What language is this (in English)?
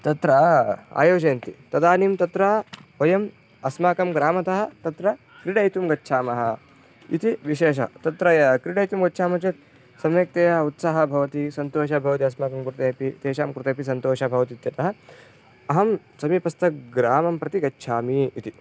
Sanskrit